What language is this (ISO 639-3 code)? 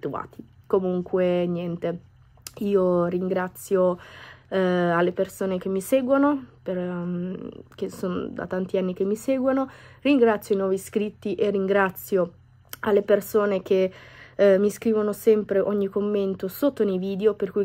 ita